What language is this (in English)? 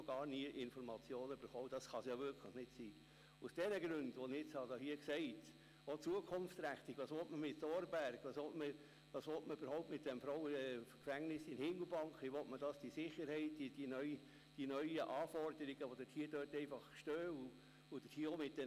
Swiss German